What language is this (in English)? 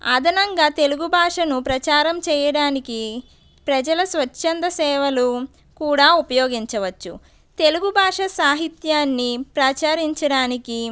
Telugu